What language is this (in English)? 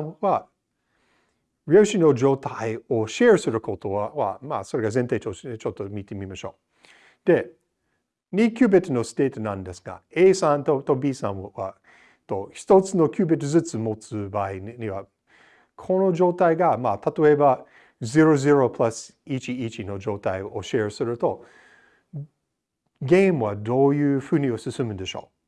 Japanese